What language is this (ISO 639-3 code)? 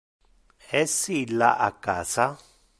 ina